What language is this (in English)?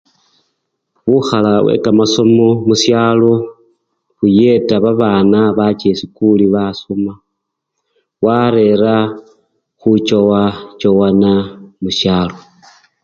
Luyia